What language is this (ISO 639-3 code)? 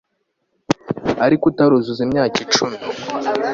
kin